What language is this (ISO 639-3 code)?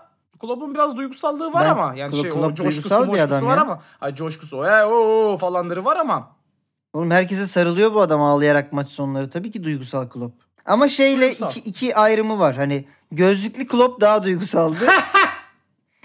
tur